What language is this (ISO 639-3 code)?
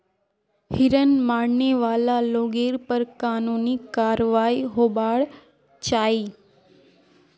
mag